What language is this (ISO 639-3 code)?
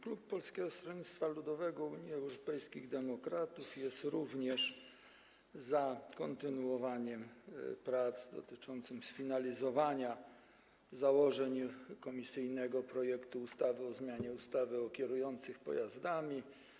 pol